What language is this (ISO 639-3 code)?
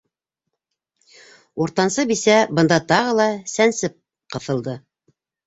bak